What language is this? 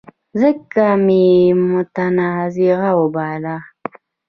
Pashto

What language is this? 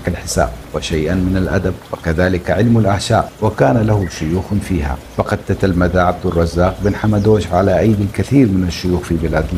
Arabic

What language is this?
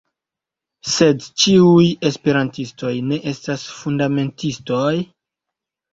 Esperanto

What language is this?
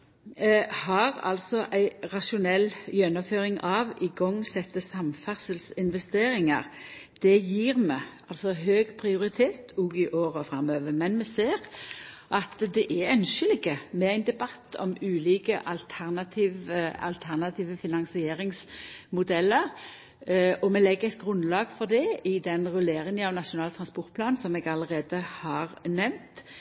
Norwegian Nynorsk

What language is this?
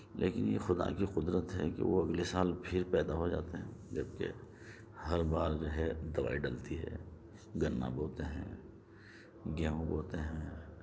Urdu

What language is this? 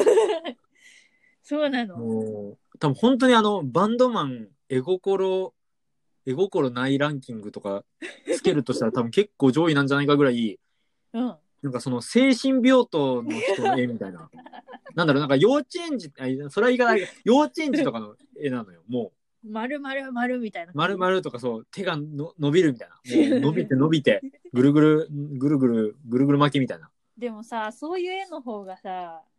Japanese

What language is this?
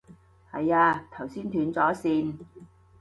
Cantonese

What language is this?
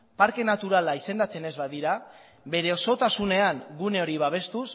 Basque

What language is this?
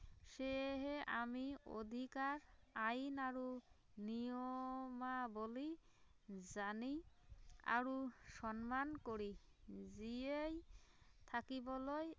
Assamese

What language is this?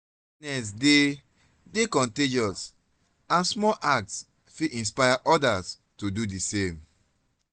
Nigerian Pidgin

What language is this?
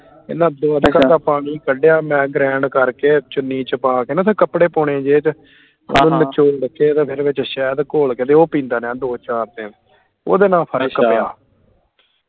Punjabi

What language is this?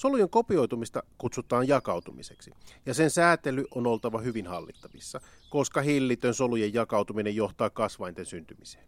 Finnish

